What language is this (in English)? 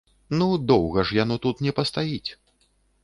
Belarusian